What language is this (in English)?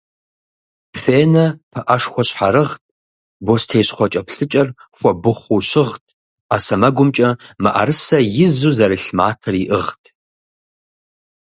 Kabardian